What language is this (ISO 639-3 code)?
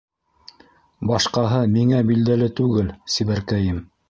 bak